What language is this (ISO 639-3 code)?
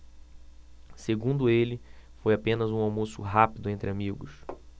por